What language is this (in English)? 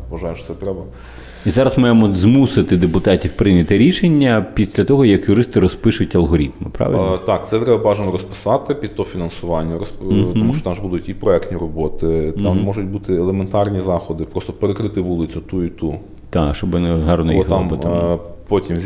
Ukrainian